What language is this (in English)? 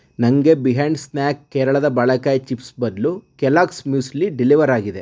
Kannada